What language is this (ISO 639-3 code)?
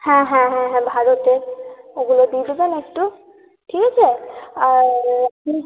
ben